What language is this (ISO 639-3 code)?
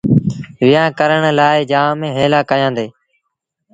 sbn